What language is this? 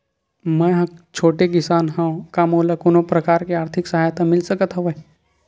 Chhattisgarhi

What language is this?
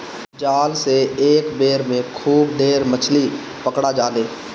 Bhojpuri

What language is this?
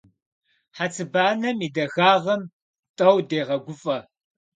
Kabardian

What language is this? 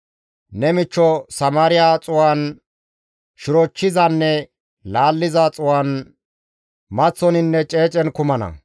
Gamo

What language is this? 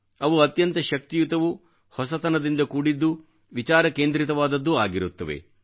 Kannada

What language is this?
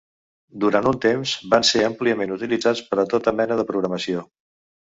Catalan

